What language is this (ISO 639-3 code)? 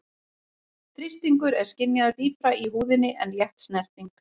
isl